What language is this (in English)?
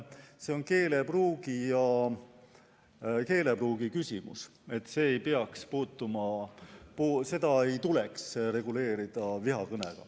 Estonian